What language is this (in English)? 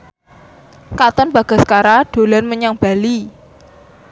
Javanese